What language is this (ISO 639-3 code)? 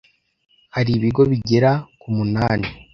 kin